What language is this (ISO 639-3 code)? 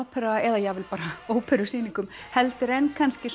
isl